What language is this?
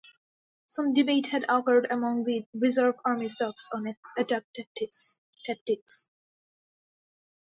English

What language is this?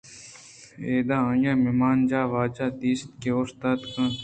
Eastern Balochi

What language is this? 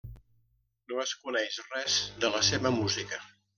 Catalan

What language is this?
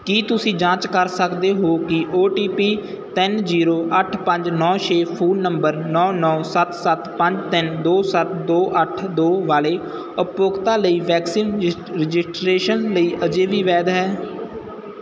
Punjabi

